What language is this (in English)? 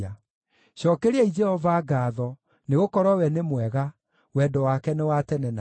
Kikuyu